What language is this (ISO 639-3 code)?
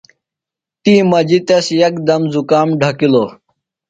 phl